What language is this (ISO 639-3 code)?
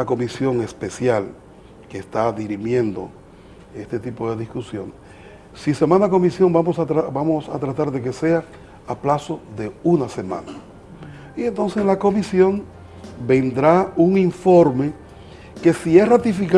spa